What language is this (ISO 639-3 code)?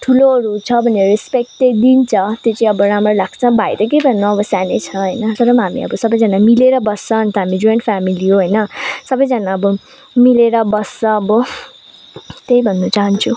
nep